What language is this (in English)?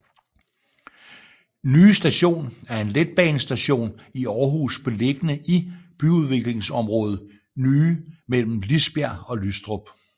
Danish